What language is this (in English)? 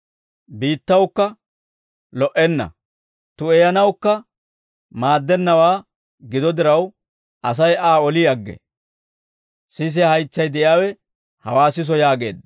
Dawro